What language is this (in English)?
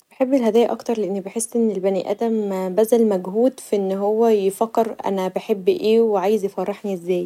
Egyptian Arabic